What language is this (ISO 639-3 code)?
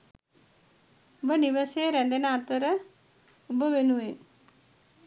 sin